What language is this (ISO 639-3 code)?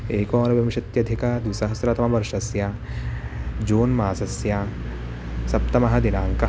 san